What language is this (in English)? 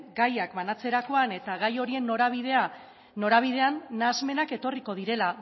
Basque